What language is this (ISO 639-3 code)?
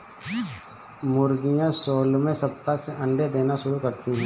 hin